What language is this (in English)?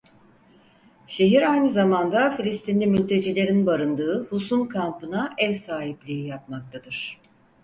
Turkish